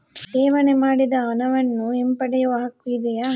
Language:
Kannada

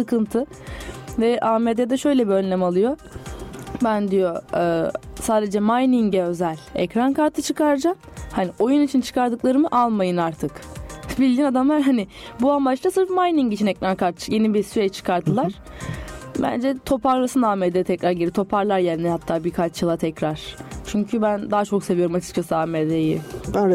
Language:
Turkish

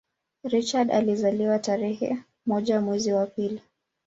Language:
Swahili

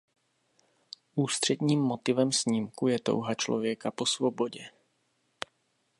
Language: Czech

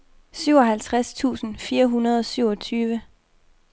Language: Danish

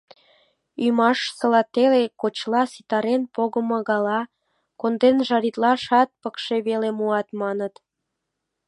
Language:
Mari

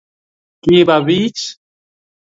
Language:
Kalenjin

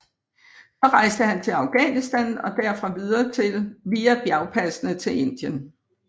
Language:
Danish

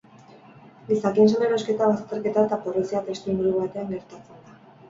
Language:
Basque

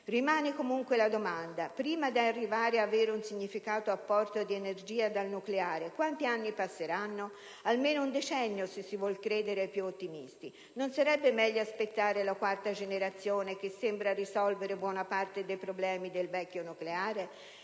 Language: Italian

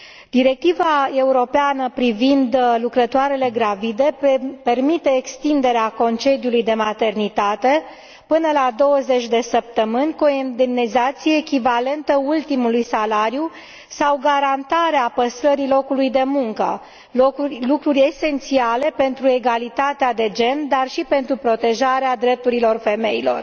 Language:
Romanian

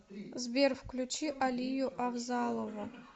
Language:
Russian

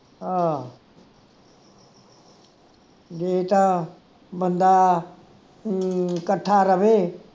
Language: Punjabi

